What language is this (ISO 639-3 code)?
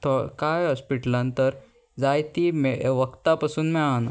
kok